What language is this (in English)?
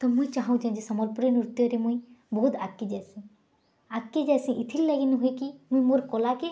Odia